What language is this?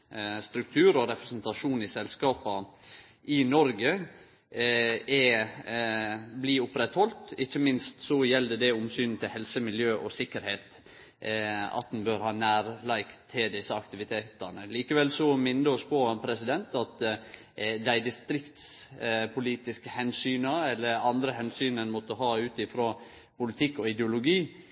Norwegian Nynorsk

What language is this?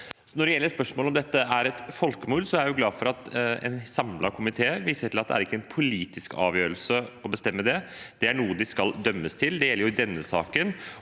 Norwegian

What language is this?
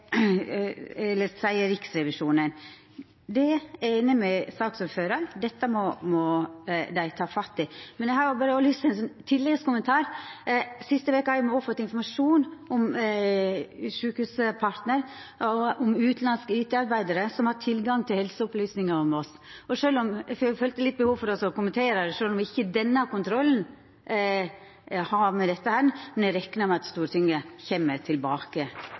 Norwegian Nynorsk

